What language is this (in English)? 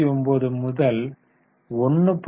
Tamil